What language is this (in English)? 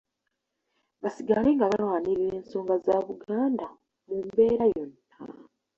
Ganda